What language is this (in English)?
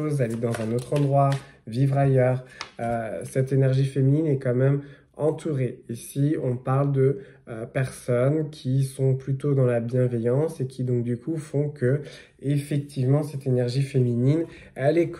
French